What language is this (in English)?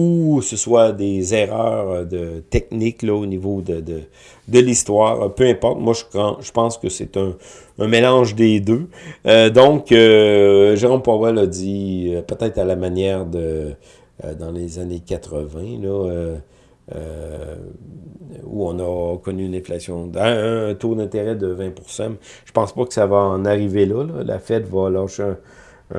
French